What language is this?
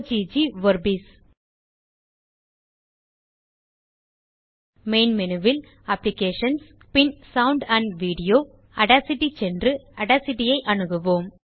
Tamil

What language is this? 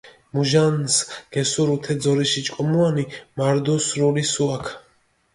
Mingrelian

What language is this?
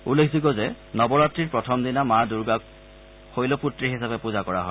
Assamese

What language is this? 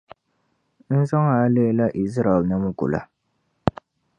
Dagbani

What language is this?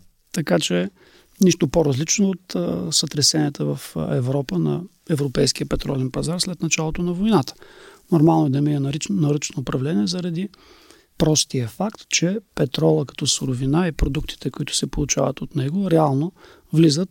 Bulgarian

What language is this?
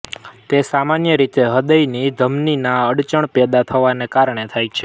Gujarati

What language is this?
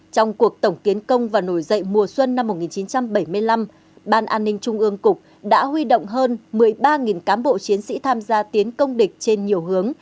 Vietnamese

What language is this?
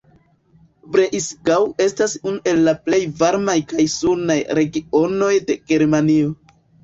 Esperanto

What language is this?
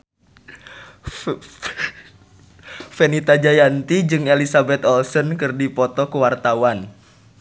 Sundanese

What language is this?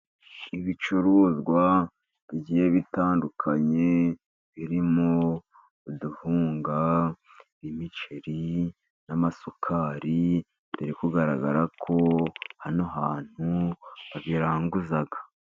Kinyarwanda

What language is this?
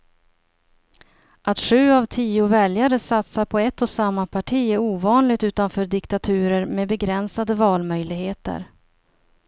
Swedish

